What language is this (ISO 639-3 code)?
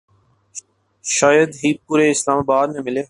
urd